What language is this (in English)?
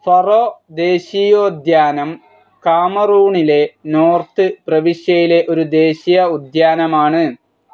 Malayalam